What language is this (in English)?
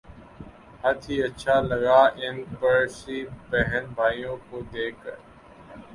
Urdu